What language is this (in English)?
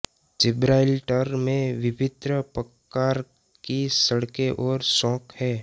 Hindi